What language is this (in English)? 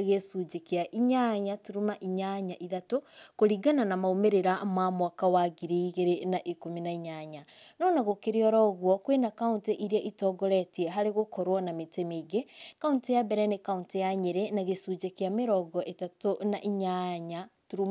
Kikuyu